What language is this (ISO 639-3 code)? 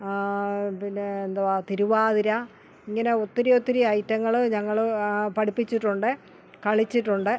mal